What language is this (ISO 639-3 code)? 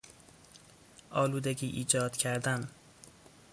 fas